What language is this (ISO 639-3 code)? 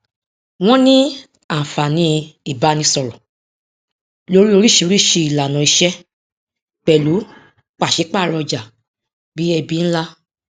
yor